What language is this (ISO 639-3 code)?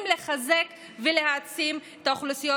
heb